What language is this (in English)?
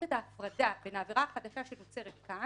Hebrew